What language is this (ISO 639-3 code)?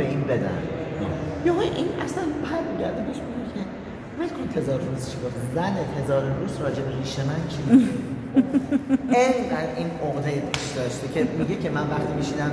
fas